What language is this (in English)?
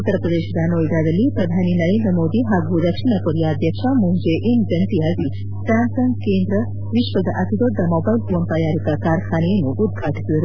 Kannada